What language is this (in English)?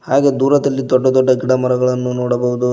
Kannada